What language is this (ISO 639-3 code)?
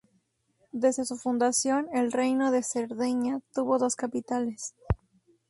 spa